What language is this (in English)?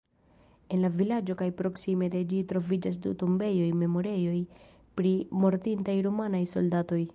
Esperanto